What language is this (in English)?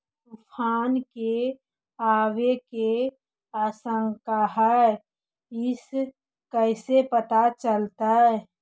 Magahi